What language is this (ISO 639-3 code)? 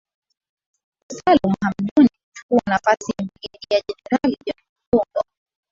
swa